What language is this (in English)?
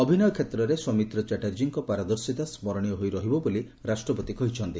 Odia